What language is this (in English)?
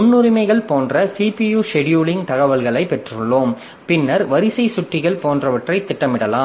Tamil